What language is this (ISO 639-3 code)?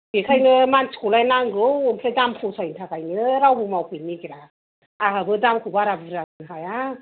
brx